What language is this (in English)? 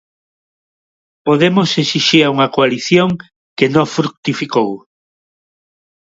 Galician